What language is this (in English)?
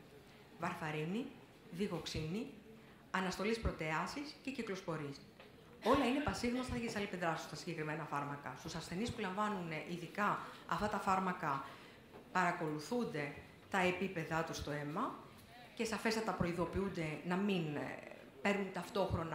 Greek